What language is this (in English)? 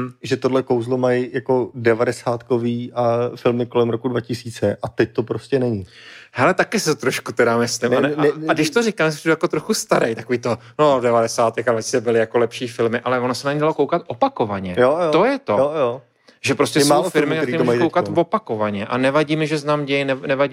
Czech